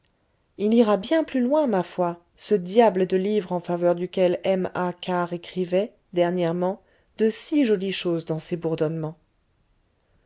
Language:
French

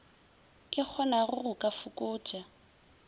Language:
Northern Sotho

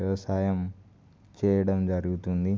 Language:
Telugu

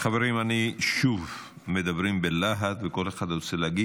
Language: Hebrew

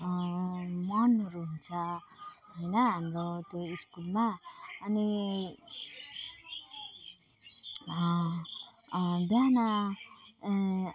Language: Nepali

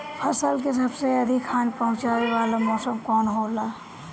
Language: Bhojpuri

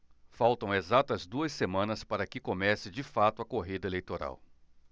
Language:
Portuguese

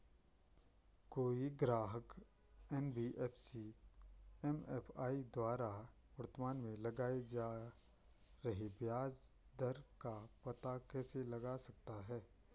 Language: Hindi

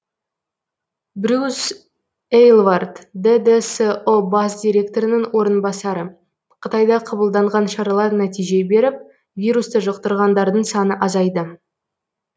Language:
Kazakh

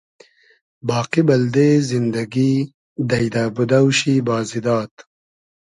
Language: Hazaragi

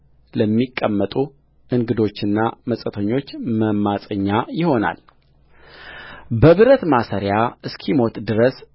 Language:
Amharic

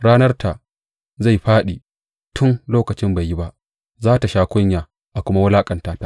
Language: Hausa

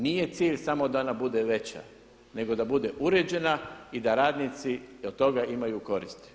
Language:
Croatian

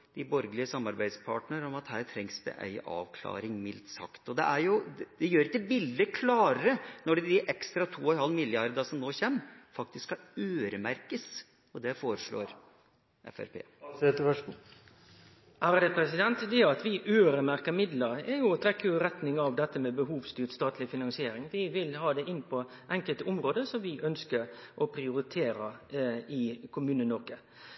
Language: Norwegian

